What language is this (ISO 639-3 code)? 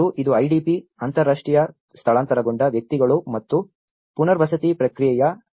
kan